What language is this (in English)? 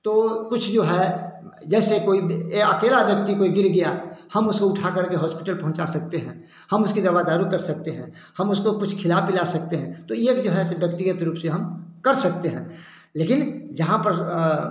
Hindi